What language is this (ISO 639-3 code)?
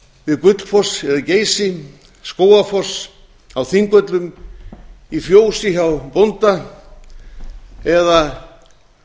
isl